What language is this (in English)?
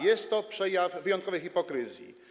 Polish